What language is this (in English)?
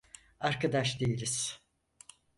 Turkish